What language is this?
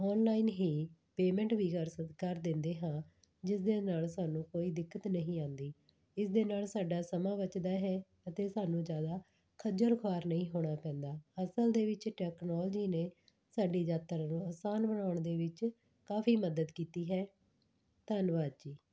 Punjabi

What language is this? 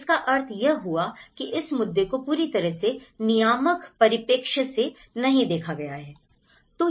Hindi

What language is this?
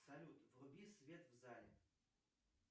Russian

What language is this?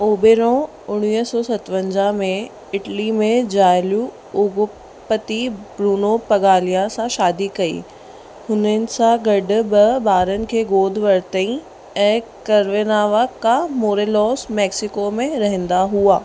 Sindhi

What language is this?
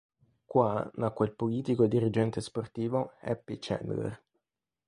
Italian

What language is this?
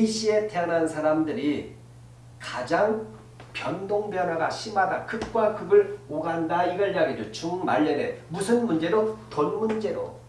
Korean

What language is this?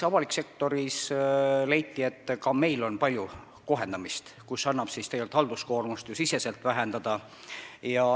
Estonian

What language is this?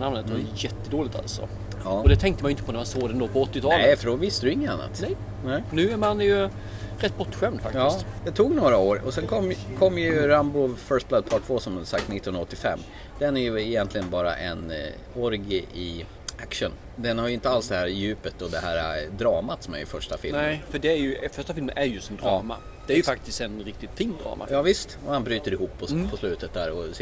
Swedish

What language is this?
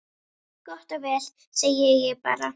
Icelandic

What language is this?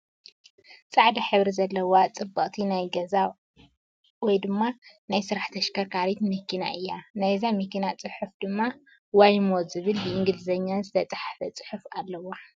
Tigrinya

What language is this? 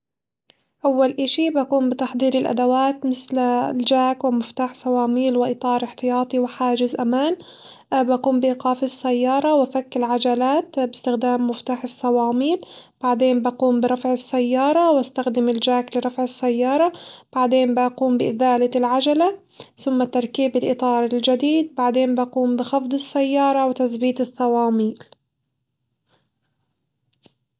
Hijazi Arabic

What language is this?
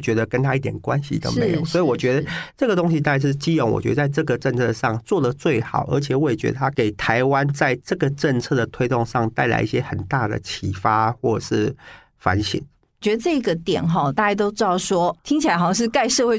Chinese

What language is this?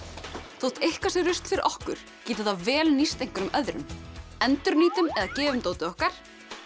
Icelandic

